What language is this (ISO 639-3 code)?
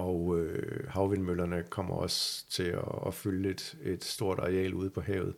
dan